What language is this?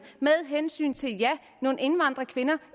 Danish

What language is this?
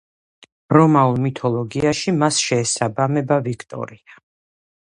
Georgian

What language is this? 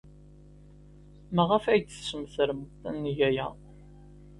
Kabyle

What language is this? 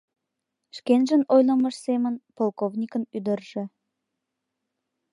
Mari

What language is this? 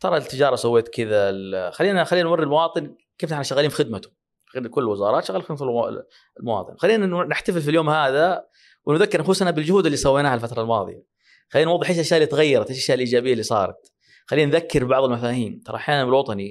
Arabic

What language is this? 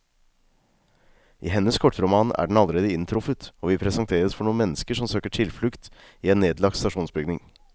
Norwegian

